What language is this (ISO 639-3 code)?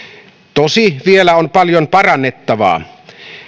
fin